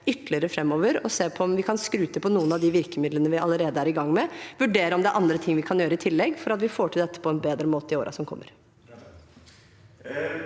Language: Norwegian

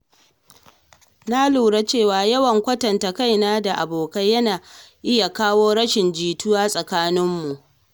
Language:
Hausa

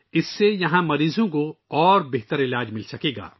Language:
Urdu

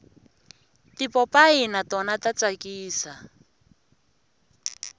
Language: Tsonga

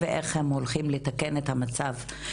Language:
Hebrew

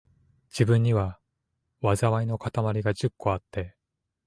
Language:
Japanese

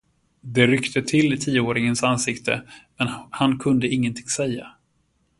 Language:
Swedish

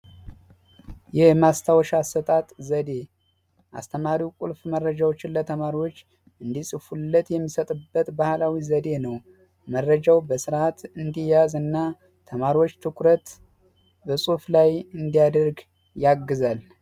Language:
Amharic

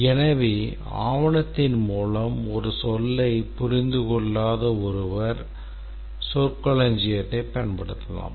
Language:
Tamil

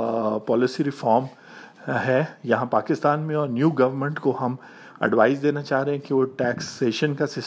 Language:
Urdu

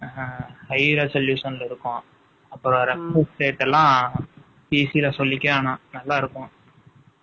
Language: Tamil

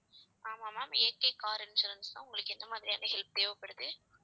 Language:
Tamil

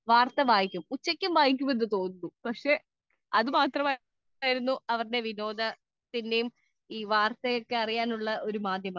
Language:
Malayalam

